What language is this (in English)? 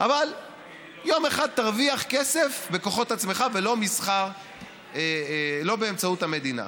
Hebrew